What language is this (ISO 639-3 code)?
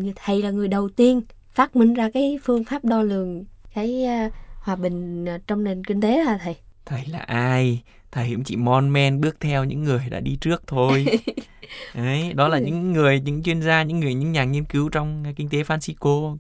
vie